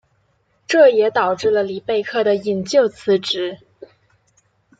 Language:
Chinese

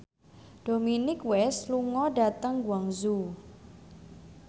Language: Javanese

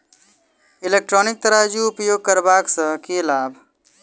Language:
Maithili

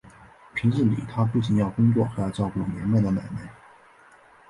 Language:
Chinese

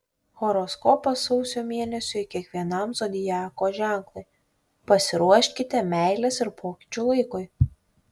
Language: Lithuanian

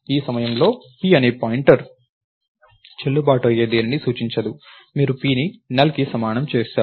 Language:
Telugu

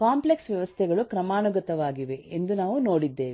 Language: Kannada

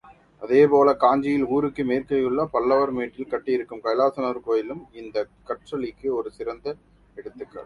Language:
Tamil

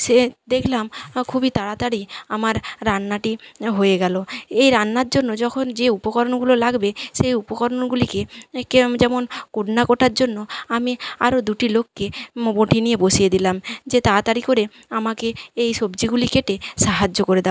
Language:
Bangla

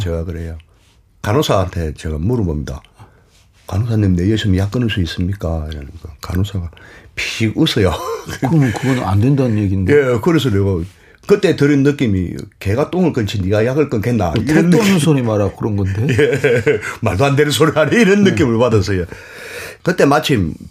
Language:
Korean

